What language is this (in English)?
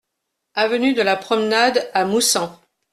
French